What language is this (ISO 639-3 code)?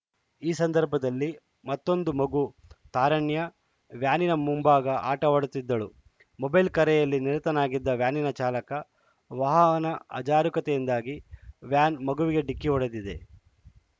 kan